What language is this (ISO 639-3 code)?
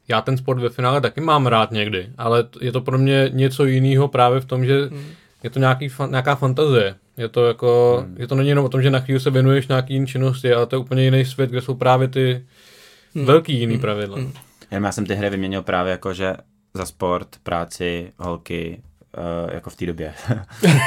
ces